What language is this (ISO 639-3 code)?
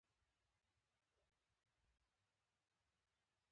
pus